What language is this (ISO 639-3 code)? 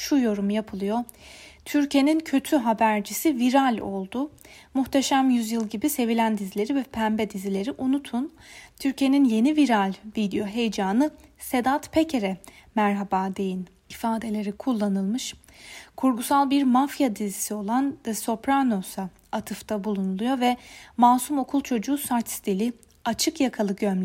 tur